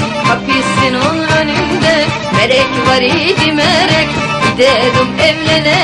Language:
Turkish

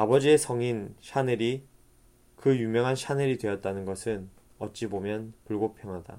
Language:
Korean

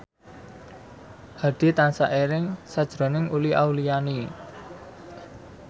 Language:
Javanese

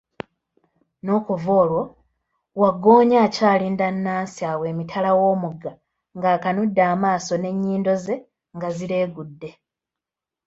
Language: Ganda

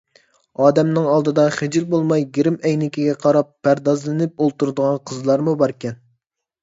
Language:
Uyghur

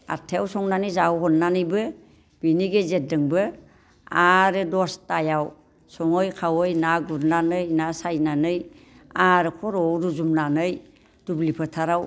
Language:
Bodo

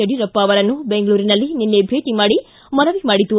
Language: Kannada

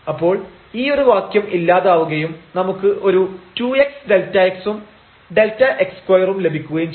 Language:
Malayalam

